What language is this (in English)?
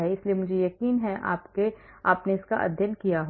Hindi